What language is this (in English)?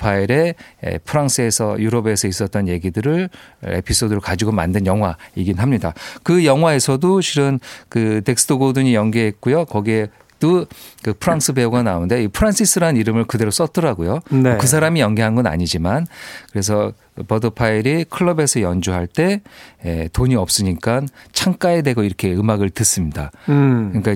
Korean